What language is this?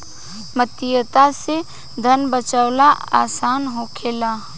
Bhojpuri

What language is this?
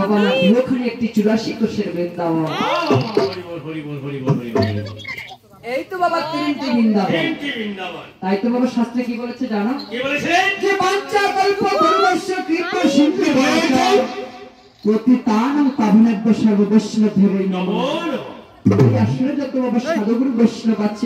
Indonesian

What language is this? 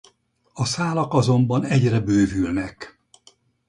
Hungarian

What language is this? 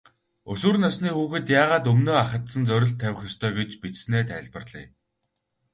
Mongolian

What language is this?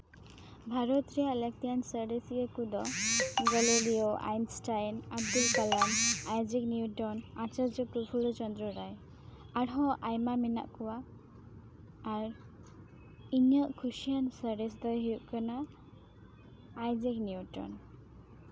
Santali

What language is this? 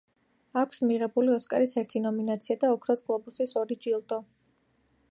Georgian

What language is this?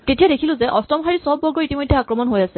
Assamese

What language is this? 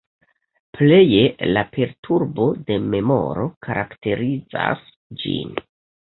Esperanto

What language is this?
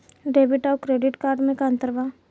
Bhojpuri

